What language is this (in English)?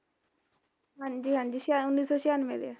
Punjabi